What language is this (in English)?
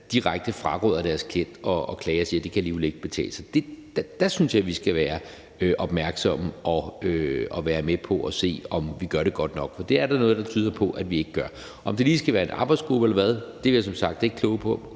Danish